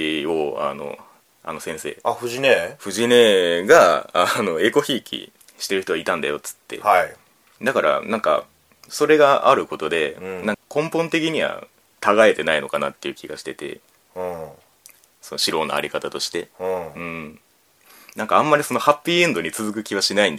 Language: Japanese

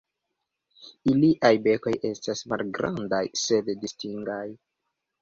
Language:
Esperanto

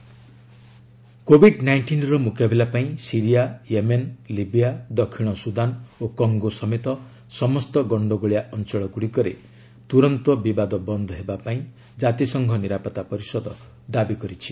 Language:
Odia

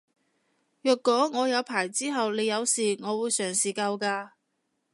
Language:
Cantonese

